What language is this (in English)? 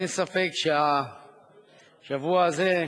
Hebrew